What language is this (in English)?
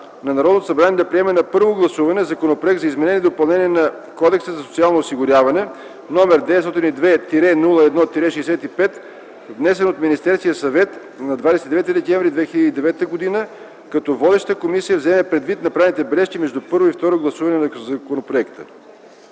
Bulgarian